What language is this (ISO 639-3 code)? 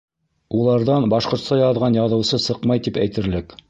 bak